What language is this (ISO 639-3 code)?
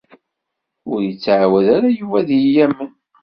kab